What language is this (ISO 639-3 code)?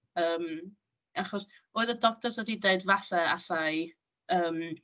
cym